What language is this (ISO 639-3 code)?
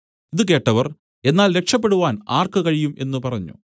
mal